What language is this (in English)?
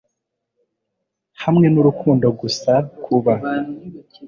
Kinyarwanda